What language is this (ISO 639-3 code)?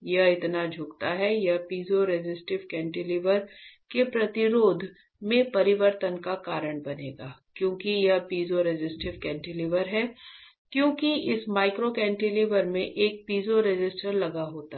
hin